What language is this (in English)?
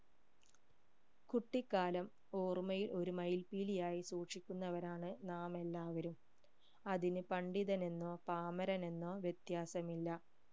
Malayalam